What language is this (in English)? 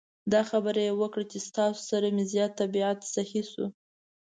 Pashto